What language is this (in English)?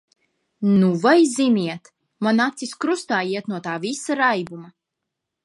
Latvian